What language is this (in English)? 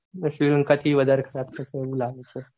Gujarati